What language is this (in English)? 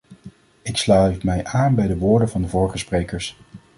Dutch